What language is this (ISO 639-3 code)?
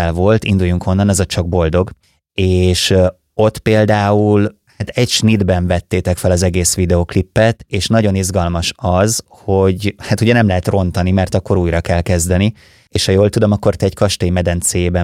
hun